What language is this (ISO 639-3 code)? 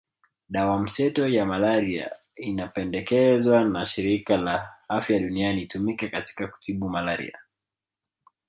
swa